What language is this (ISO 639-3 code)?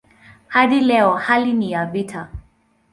swa